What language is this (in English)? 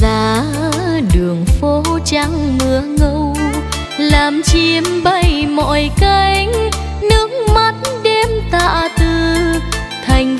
Vietnamese